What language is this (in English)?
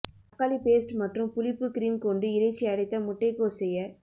Tamil